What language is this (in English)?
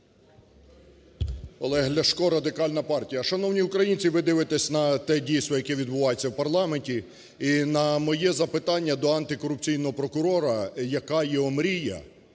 Ukrainian